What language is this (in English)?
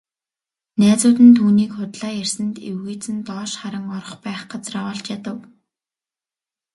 Mongolian